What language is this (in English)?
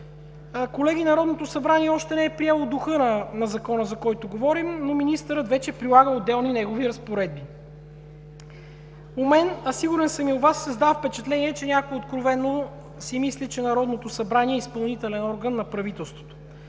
Bulgarian